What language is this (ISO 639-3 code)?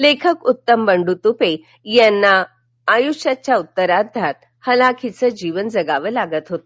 mar